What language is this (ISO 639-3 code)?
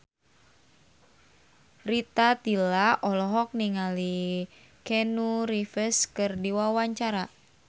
sun